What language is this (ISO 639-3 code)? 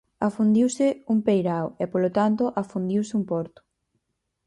glg